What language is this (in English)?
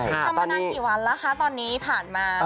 Thai